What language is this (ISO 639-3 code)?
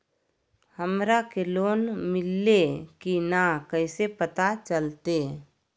mag